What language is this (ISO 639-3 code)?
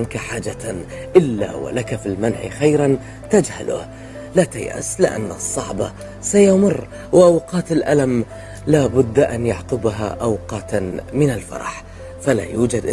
ara